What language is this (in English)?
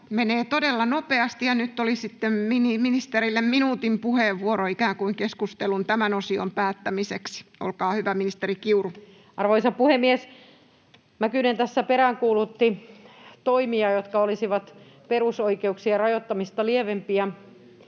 Finnish